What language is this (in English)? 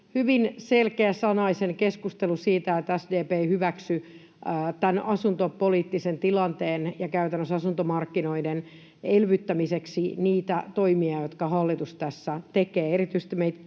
Finnish